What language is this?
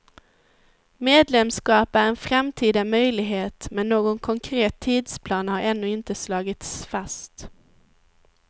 Swedish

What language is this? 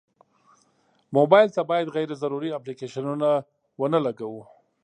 Pashto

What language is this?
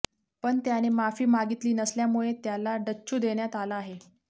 Marathi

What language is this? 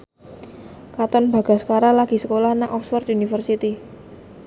Javanese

